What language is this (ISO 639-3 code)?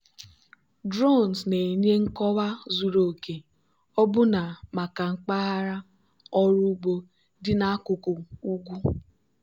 ibo